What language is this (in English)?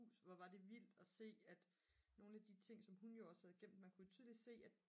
Danish